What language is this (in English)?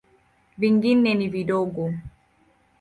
Swahili